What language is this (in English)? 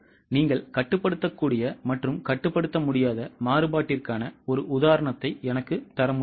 Tamil